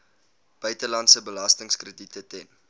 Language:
Afrikaans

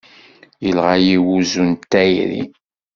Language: Kabyle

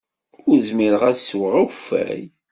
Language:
Kabyle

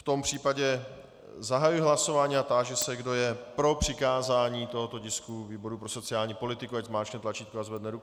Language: Czech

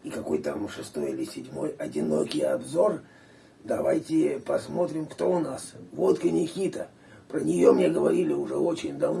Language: Russian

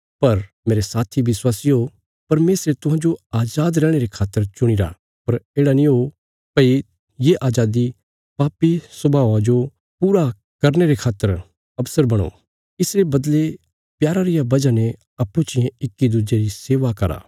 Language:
Bilaspuri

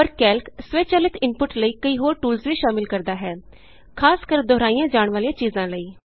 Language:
Punjabi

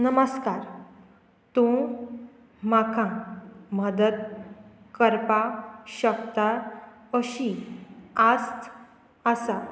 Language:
Konkani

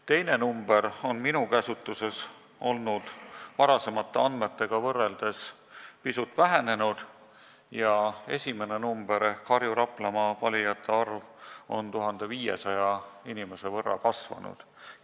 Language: Estonian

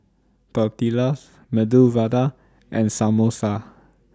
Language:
English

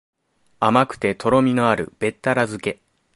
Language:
Japanese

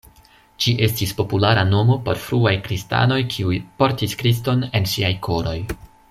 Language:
Esperanto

